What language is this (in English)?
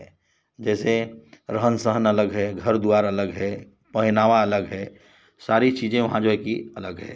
Hindi